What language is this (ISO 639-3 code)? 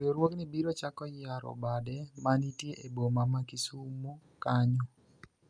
luo